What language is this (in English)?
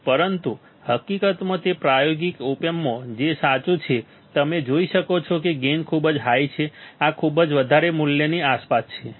Gujarati